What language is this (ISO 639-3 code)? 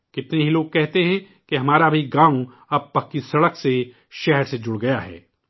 urd